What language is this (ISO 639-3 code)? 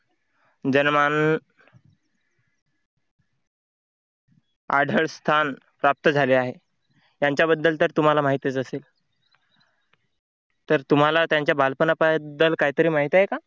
mar